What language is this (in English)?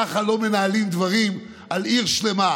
Hebrew